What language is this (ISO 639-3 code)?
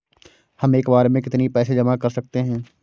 hin